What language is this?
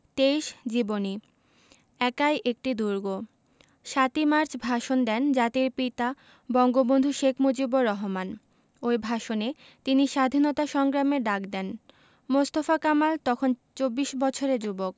Bangla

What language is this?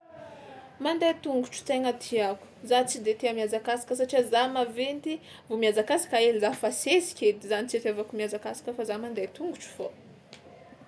Tsimihety Malagasy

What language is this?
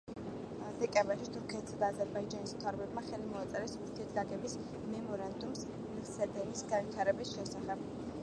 Georgian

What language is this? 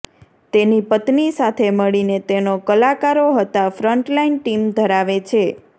Gujarati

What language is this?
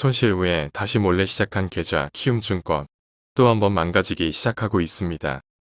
Korean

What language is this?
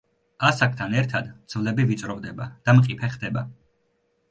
Georgian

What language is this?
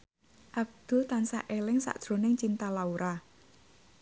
Javanese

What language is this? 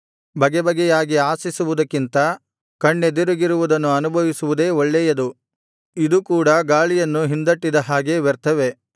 Kannada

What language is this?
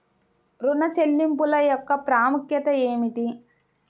Telugu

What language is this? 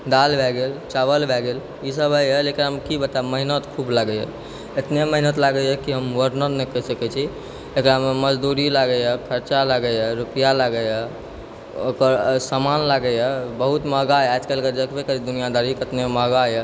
Maithili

